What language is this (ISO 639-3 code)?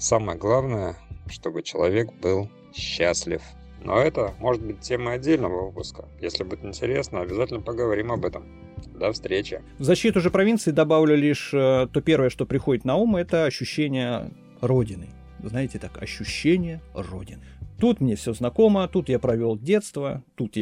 rus